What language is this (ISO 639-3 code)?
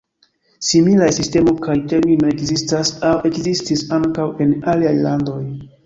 epo